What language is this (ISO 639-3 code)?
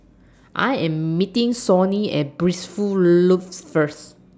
eng